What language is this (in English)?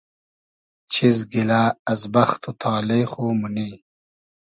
Hazaragi